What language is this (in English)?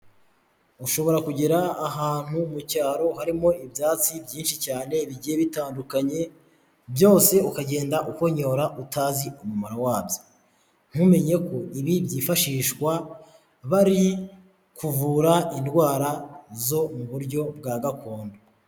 Kinyarwanda